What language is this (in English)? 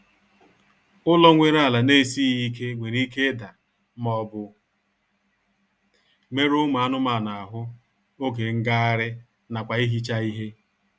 Igbo